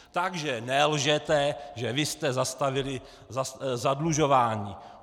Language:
Czech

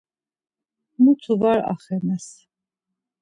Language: Laz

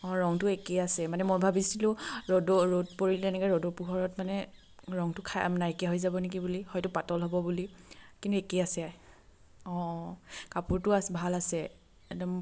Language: Assamese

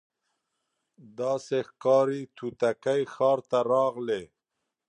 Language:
Pashto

